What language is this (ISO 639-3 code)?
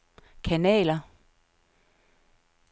dan